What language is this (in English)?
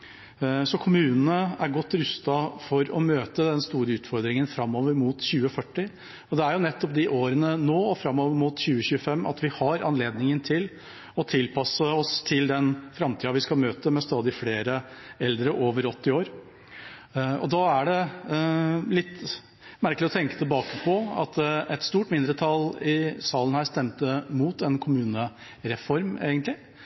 Norwegian Bokmål